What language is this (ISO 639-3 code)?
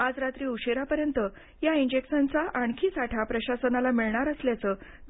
mar